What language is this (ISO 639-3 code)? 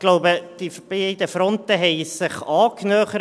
gsw